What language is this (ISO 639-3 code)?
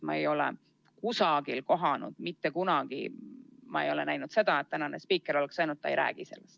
est